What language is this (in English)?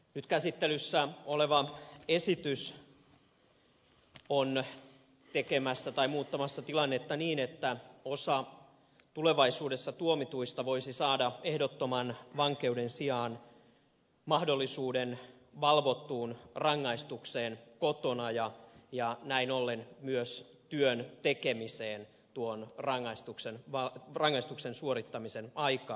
Finnish